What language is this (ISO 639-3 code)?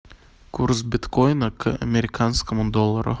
rus